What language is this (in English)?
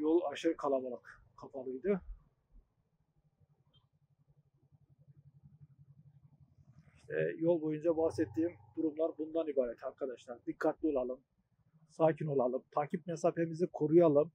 Turkish